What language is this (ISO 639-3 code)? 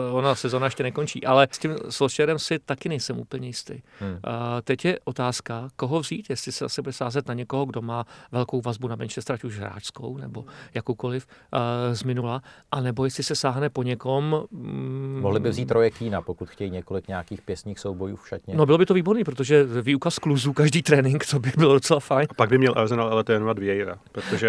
ces